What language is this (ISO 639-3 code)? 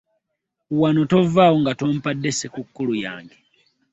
lug